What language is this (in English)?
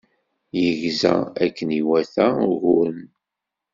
Kabyle